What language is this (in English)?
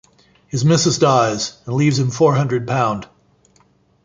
English